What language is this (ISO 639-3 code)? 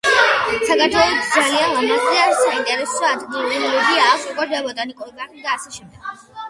kat